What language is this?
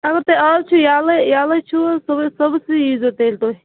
Kashmiri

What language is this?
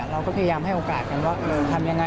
Thai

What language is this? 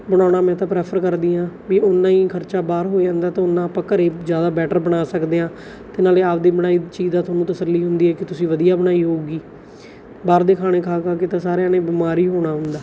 Punjabi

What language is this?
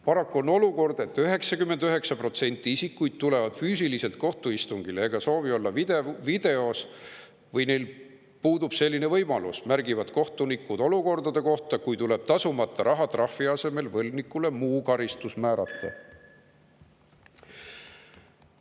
Estonian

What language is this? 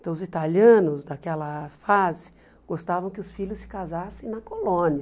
Portuguese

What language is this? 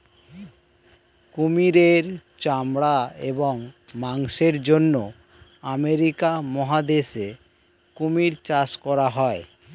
Bangla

